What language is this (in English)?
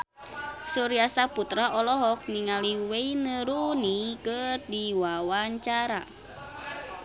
Sundanese